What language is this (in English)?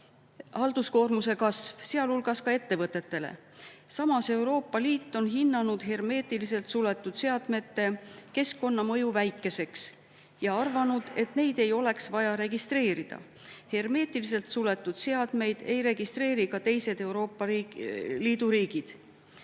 Estonian